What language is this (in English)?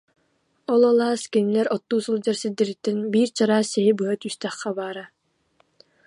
Yakut